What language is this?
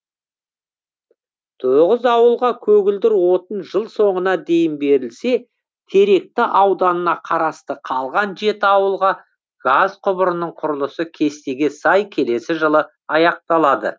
Kazakh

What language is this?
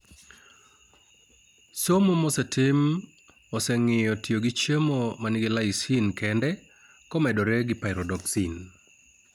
Luo (Kenya and Tanzania)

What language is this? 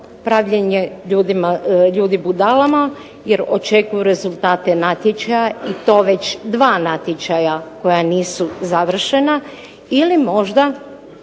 Croatian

